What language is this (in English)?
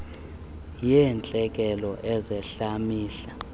Xhosa